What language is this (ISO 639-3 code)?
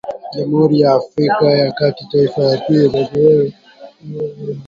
swa